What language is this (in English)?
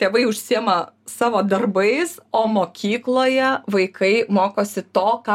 Lithuanian